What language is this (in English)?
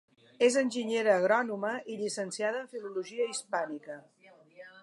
Catalan